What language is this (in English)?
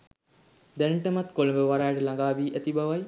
Sinhala